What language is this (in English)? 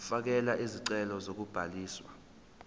Zulu